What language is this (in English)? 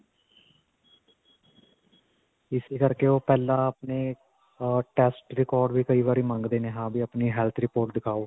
Punjabi